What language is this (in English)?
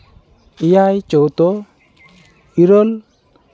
Santali